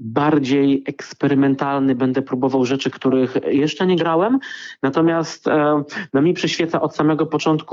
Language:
Polish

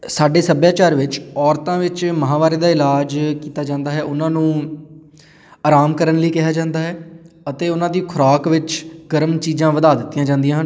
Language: Punjabi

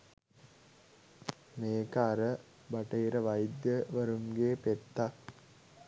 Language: Sinhala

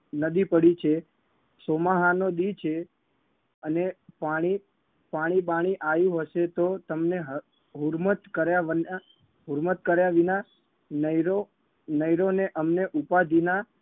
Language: Gujarati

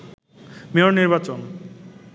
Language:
Bangla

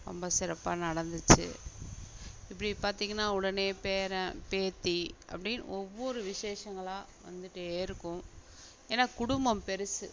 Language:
Tamil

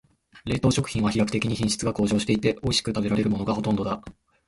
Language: Japanese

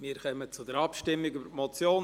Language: Swiss German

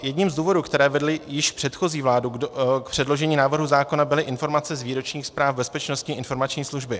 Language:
Czech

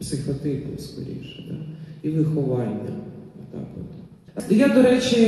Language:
Ukrainian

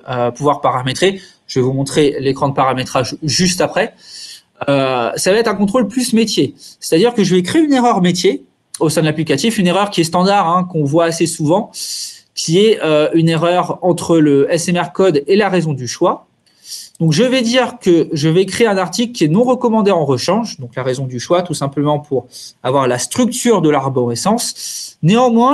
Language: French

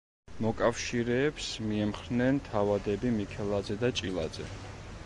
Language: Georgian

